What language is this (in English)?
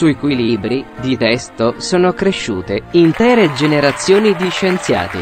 Italian